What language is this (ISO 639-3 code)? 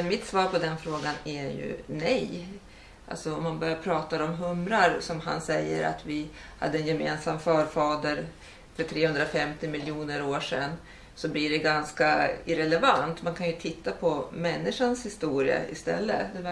swe